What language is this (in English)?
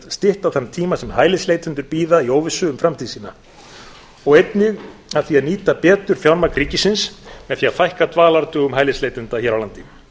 Icelandic